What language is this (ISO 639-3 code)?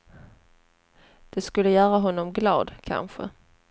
swe